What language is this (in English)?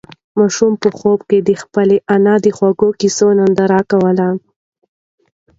Pashto